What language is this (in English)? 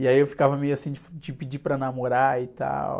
Portuguese